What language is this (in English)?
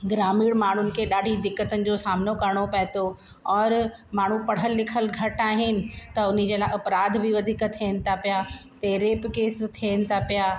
Sindhi